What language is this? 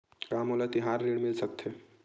Chhattisgarhi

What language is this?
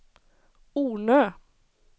Swedish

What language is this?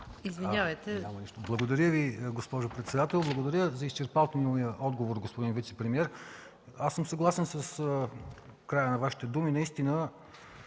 Bulgarian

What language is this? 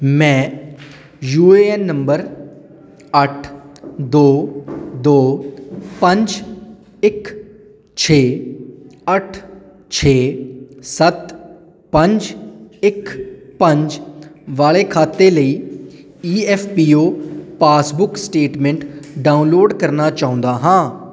Punjabi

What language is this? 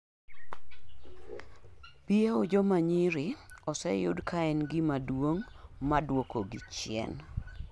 Luo (Kenya and Tanzania)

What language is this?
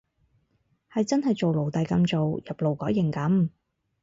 Cantonese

